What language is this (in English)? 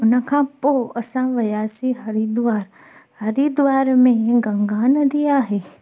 Sindhi